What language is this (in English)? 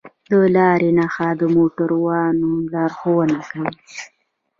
Pashto